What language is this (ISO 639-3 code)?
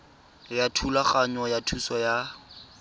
tsn